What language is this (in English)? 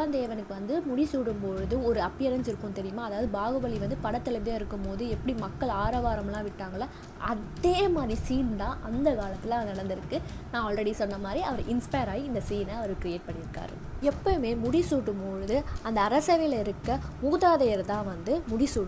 Tamil